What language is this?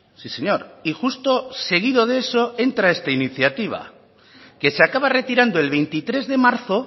Spanish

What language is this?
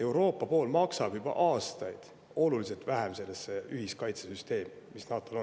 Estonian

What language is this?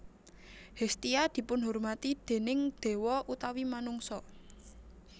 Javanese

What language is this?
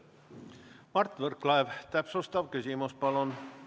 Estonian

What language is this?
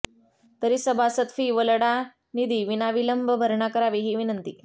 Marathi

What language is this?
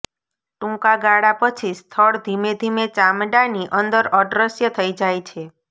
Gujarati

